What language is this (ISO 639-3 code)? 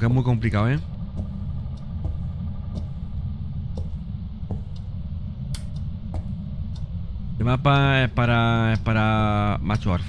spa